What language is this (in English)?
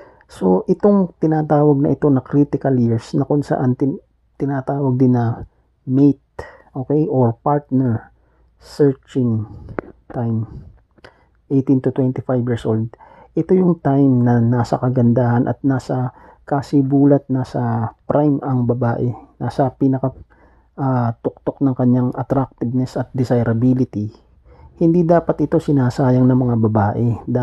Filipino